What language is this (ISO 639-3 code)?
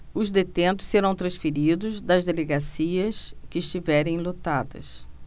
por